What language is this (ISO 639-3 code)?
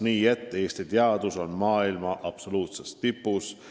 est